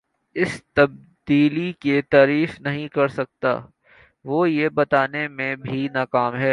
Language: Urdu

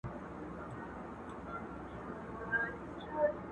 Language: Pashto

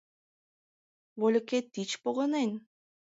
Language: Mari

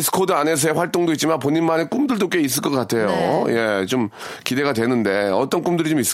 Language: Korean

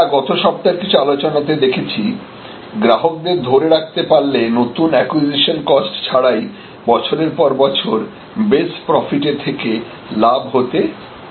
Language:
Bangla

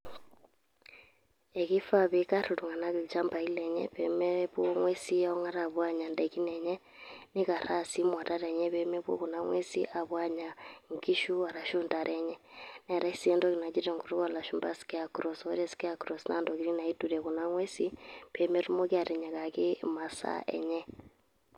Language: Masai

